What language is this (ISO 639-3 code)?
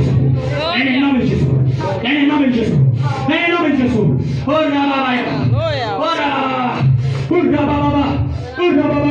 ita